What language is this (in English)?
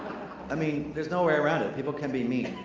English